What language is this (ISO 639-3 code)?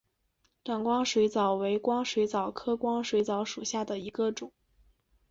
zho